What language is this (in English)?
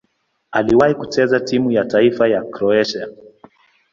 Swahili